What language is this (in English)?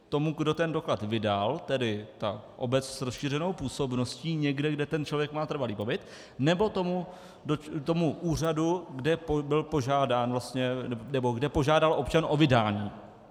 Czech